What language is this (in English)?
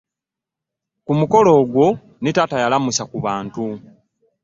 Ganda